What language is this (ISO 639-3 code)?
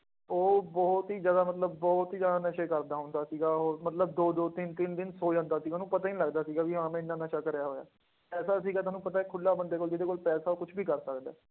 pan